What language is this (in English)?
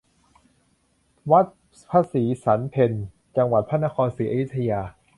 Thai